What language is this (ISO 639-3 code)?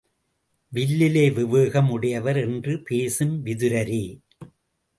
tam